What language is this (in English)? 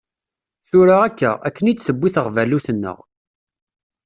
Kabyle